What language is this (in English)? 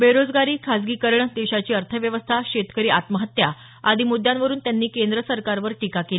Marathi